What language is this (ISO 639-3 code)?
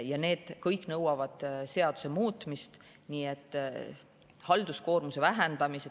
est